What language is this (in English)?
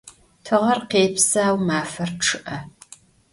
Adyghe